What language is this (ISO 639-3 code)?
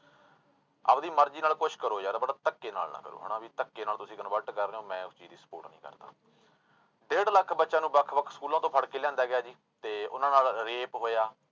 pan